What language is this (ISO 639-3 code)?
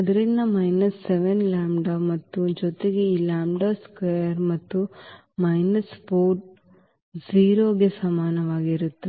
kan